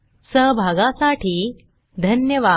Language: Marathi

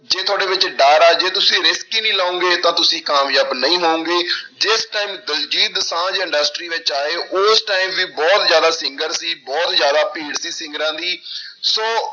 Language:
Punjabi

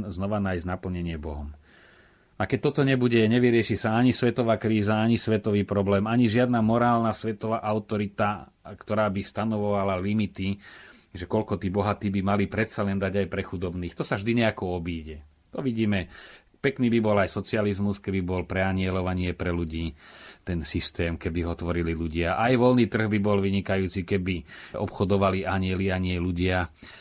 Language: Slovak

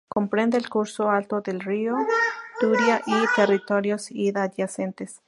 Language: Spanish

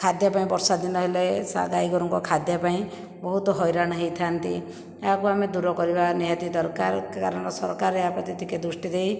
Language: Odia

